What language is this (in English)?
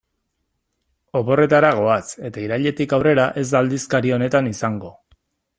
Basque